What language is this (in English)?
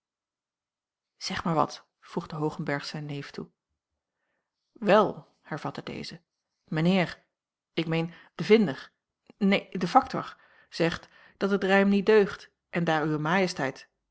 Dutch